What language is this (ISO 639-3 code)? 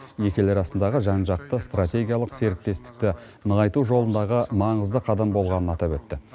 kaz